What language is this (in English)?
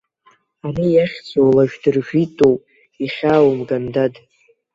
Abkhazian